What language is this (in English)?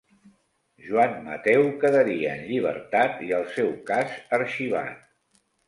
Catalan